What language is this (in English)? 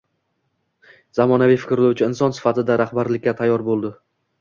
Uzbek